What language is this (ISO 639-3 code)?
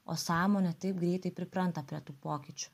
lit